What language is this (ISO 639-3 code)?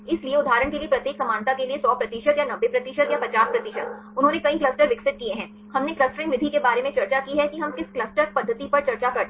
hin